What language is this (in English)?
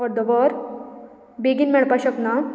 Konkani